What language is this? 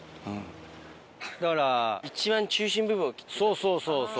Japanese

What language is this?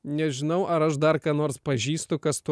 Lithuanian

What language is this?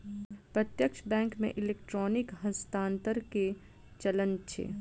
Maithili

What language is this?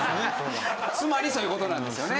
Japanese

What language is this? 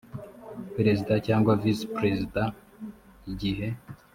Kinyarwanda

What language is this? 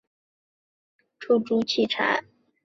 Chinese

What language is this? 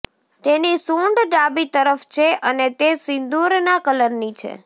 Gujarati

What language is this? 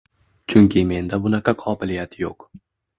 Uzbek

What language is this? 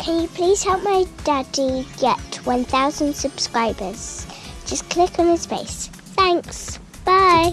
English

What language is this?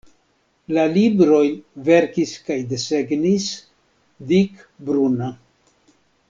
Esperanto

